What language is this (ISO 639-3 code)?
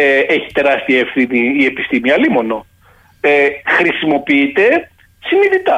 ell